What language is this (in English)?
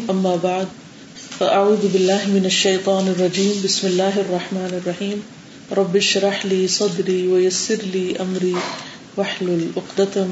Urdu